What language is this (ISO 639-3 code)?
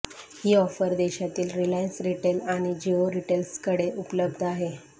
mar